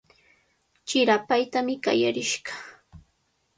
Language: Cajatambo North Lima Quechua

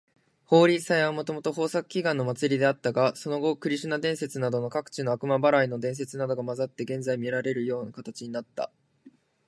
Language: Japanese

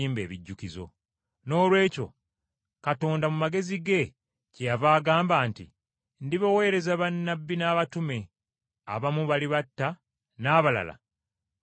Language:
Ganda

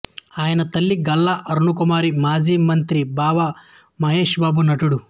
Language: Telugu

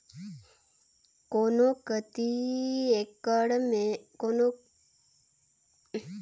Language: Chhattisgarhi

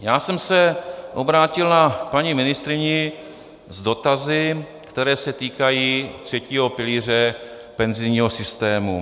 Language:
Czech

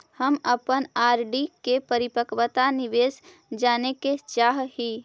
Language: Magahi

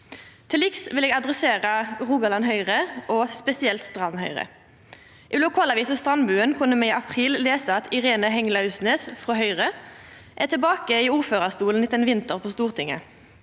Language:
Norwegian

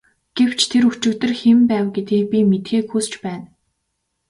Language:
Mongolian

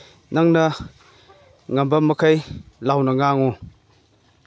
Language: Manipuri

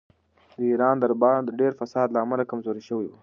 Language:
Pashto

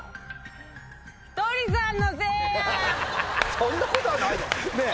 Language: Japanese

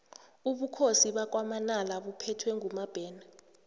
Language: South Ndebele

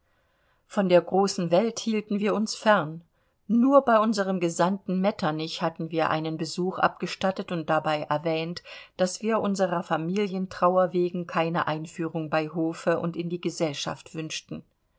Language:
German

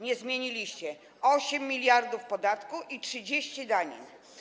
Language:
Polish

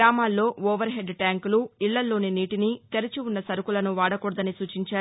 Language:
Telugu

